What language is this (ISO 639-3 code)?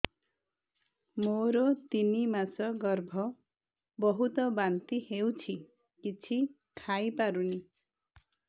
ori